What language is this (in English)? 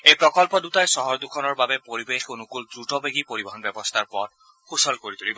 Assamese